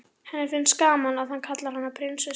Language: Icelandic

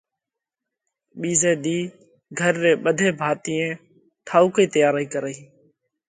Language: Parkari Koli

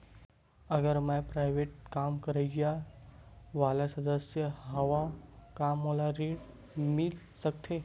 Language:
Chhattisgarhi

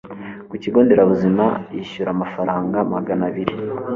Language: Kinyarwanda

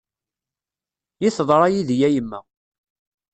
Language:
Kabyle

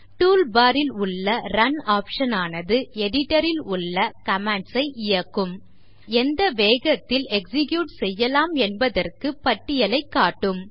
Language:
Tamil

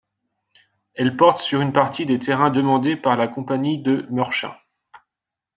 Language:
French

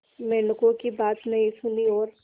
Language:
Hindi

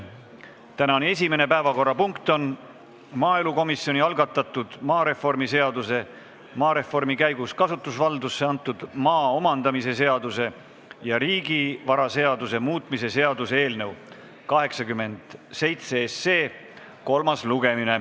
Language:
Estonian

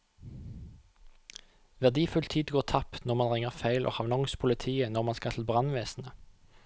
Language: Norwegian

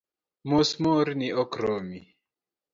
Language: Luo (Kenya and Tanzania)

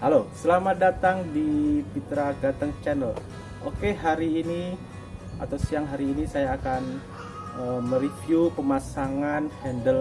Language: Indonesian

